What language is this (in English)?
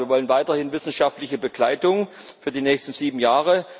German